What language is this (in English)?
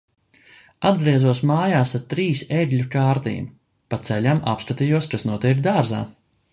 Latvian